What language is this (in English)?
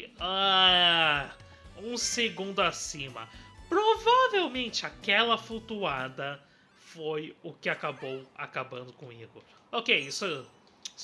Portuguese